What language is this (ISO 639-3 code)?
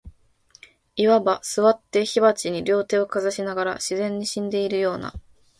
jpn